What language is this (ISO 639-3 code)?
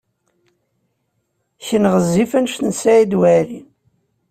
kab